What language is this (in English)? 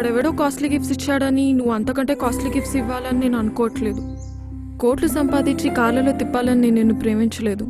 Telugu